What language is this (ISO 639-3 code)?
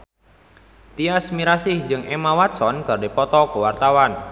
sun